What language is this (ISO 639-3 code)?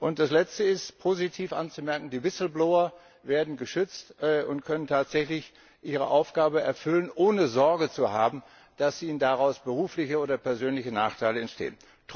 deu